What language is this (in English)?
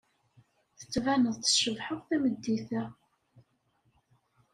Kabyle